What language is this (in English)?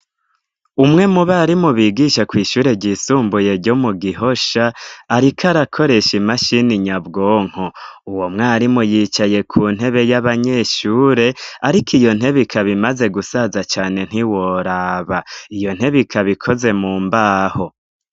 Rundi